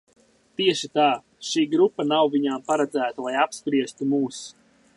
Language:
Latvian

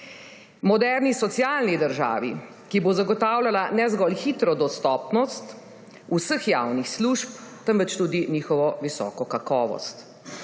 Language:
Slovenian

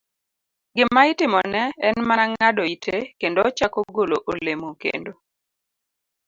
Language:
Luo (Kenya and Tanzania)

